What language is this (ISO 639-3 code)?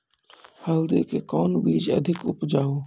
mai